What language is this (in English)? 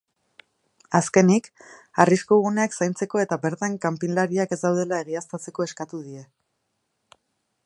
Basque